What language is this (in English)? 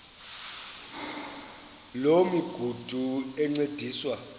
Xhosa